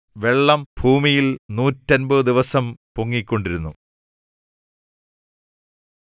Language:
Malayalam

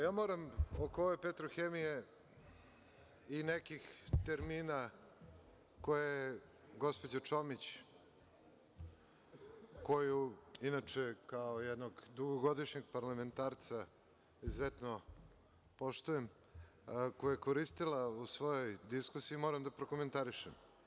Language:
Serbian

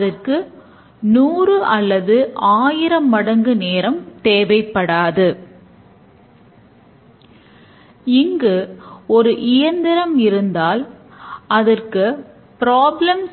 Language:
Tamil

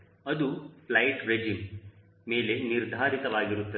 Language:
Kannada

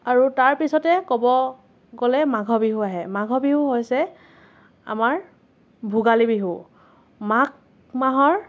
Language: Assamese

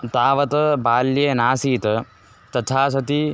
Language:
Sanskrit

